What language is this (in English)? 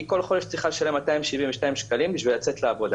Hebrew